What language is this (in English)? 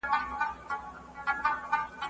Pashto